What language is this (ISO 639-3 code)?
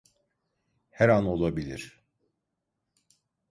tur